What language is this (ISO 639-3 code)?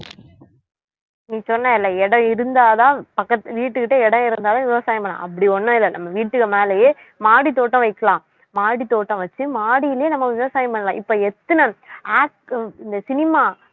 tam